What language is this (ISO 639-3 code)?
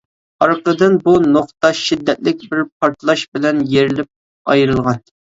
uig